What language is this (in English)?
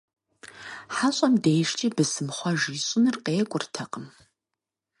Kabardian